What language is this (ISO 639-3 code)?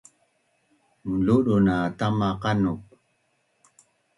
bnn